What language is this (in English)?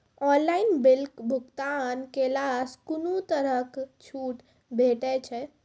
Maithili